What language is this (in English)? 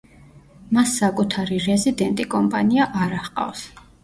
Georgian